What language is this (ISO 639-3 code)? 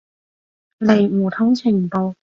yue